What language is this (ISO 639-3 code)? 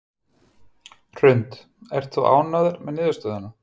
isl